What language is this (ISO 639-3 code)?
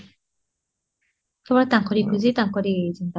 ori